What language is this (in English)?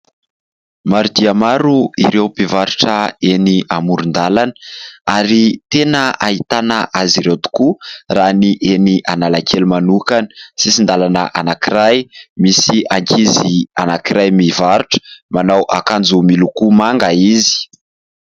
Malagasy